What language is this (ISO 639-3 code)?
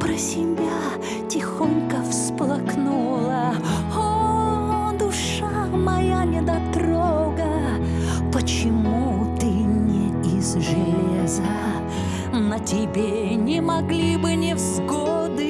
rus